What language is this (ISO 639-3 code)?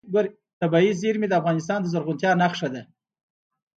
pus